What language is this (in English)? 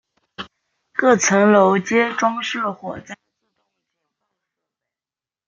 Chinese